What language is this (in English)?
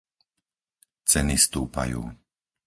Slovak